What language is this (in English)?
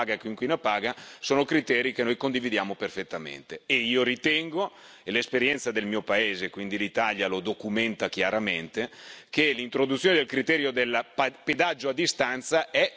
Italian